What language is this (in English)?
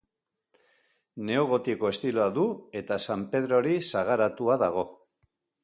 Basque